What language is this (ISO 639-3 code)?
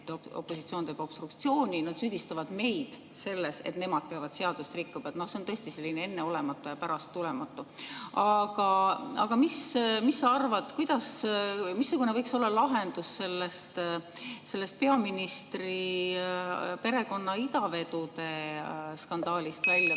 est